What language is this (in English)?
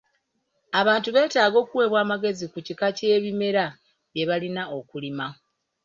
Ganda